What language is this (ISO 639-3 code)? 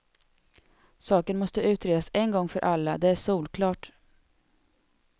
swe